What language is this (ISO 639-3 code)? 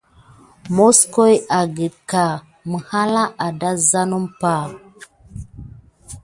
gid